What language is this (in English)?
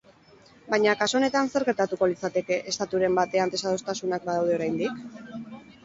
Basque